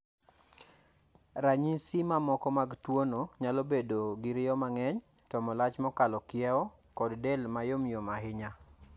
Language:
Luo (Kenya and Tanzania)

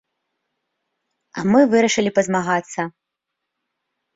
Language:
Belarusian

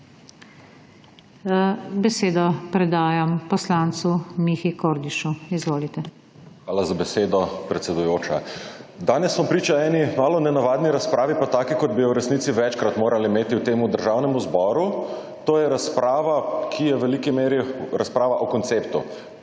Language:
Slovenian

